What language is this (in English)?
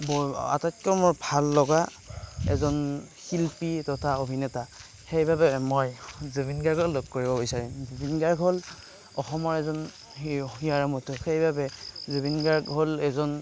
Assamese